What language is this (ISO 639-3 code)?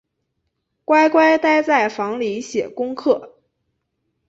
zho